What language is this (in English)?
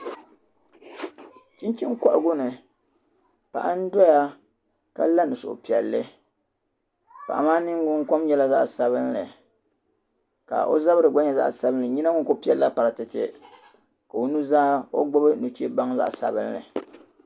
Dagbani